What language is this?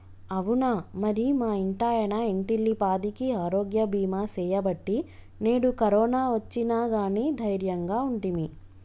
Telugu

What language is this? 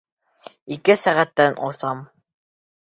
Bashkir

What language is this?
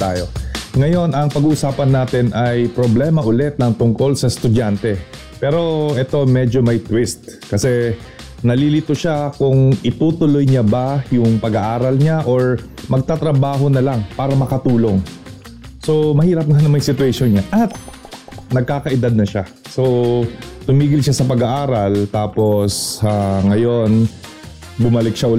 Filipino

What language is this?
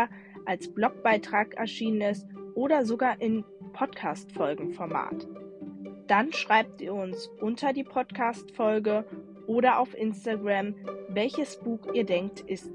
German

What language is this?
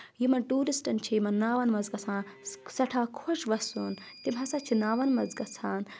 Kashmiri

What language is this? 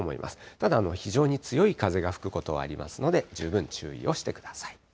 Japanese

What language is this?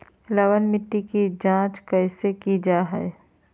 Magahi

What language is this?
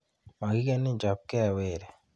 Kalenjin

